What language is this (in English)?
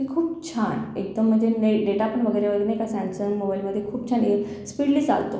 Marathi